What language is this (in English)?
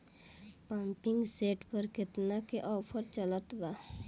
Bhojpuri